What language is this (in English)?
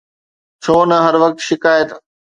Sindhi